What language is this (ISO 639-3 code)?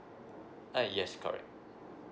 eng